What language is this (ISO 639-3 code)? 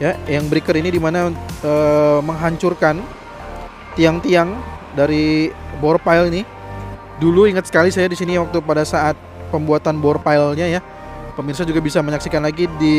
ind